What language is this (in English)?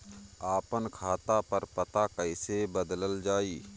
Bhojpuri